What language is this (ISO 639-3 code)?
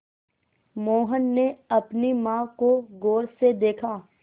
hin